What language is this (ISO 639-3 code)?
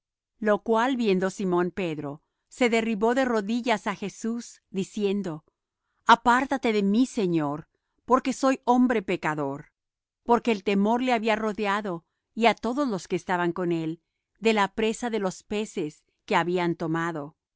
spa